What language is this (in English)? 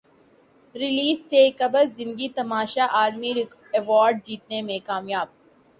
Urdu